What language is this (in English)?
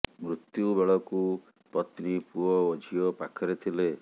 Odia